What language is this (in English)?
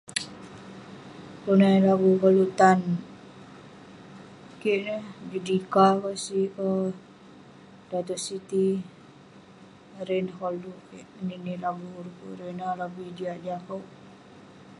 Western Penan